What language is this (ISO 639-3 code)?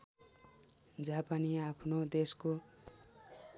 nep